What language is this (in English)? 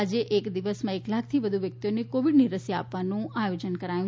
Gujarati